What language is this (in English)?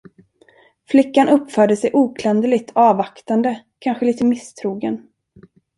Swedish